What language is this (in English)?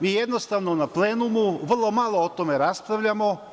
Serbian